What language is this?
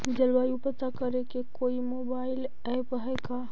Magahi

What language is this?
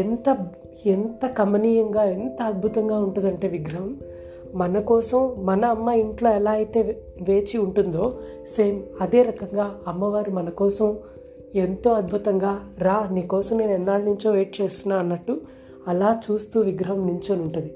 Telugu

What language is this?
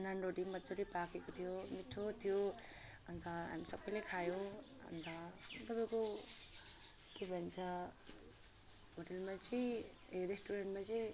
Nepali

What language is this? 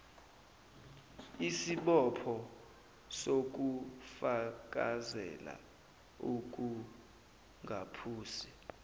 Zulu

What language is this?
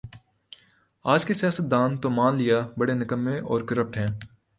Urdu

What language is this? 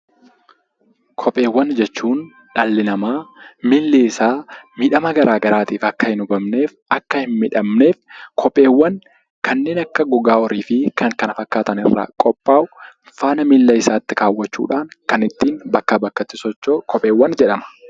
Oromo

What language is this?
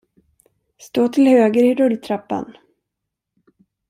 Swedish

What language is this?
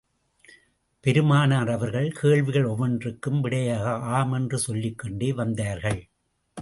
Tamil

